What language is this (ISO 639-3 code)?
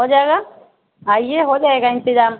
urd